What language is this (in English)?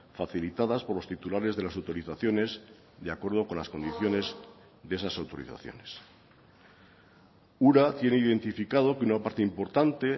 Spanish